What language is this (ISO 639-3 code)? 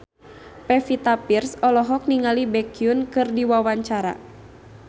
sun